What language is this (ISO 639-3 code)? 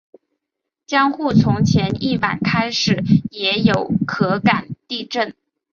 zho